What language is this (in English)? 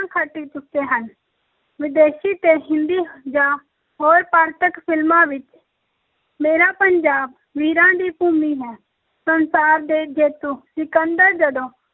Punjabi